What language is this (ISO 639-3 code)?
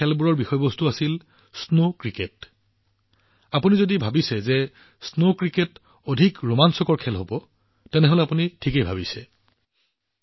asm